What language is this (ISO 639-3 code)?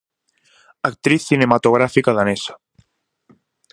glg